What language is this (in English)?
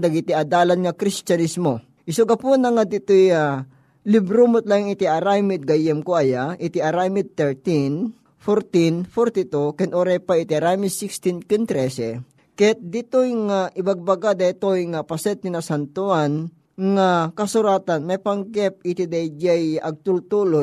Filipino